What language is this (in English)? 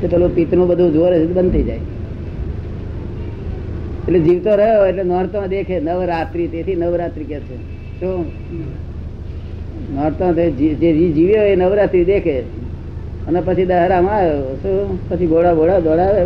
Gujarati